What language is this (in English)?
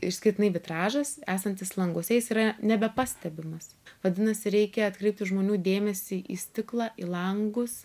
Lithuanian